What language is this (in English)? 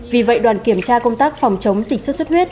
Vietnamese